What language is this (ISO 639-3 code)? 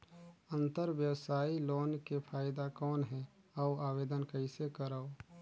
hne